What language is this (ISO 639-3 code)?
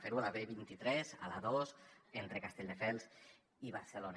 cat